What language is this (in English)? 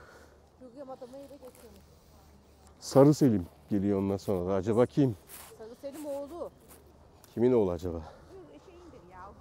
Turkish